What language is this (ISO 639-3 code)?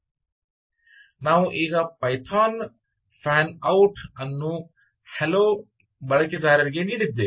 kan